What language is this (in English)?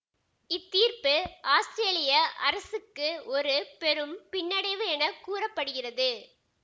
Tamil